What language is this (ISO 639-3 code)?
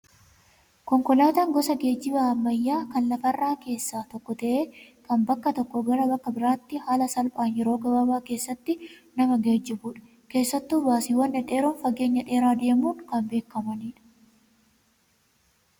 orm